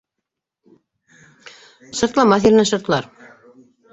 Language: Bashkir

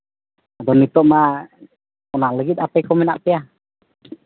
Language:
Santali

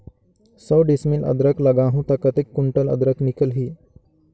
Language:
Chhattisgarhi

